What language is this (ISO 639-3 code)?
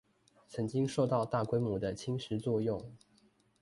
zho